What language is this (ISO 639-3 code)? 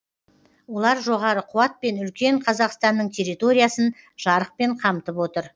kaz